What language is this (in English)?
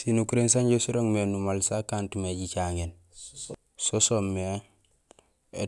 Gusilay